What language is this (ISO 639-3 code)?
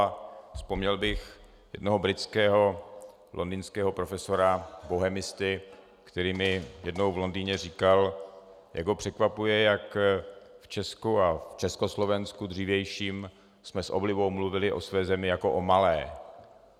ces